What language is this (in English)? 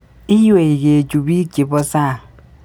Kalenjin